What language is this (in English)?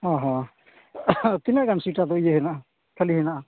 Santali